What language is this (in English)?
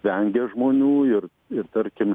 Lithuanian